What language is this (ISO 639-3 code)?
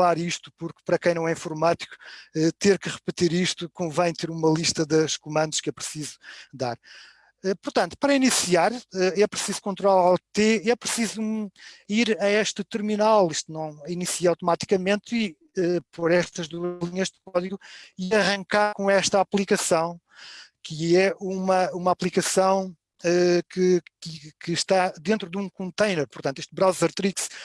por